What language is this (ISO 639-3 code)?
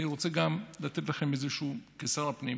heb